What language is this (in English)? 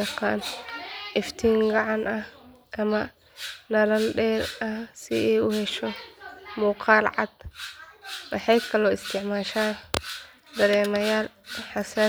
Somali